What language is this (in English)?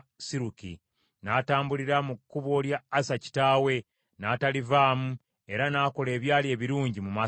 Ganda